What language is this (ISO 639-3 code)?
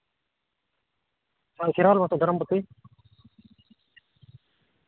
sat